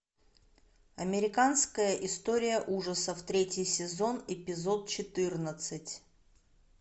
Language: Russian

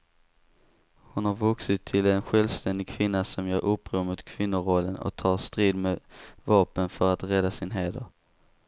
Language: Swedish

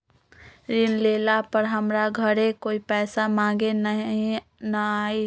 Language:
Magahi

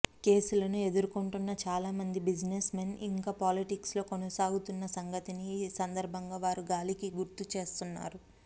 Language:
Telugu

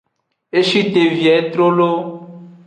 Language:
Aja (Benin)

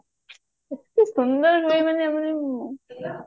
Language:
Odia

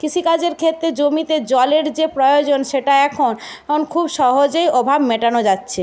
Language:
Bangla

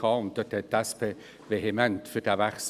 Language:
Swiss German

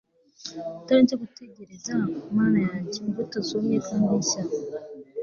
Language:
Kinyarwanda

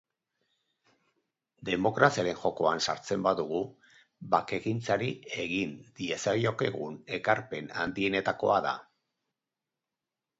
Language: Basque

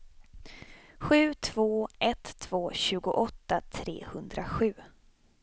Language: Swedish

